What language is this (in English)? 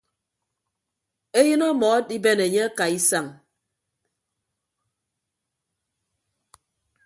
Ibibio